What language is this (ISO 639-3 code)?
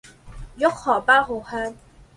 zho